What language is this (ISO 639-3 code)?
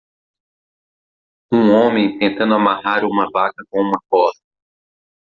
por